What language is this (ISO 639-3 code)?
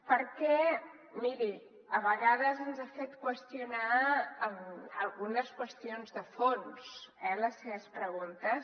cat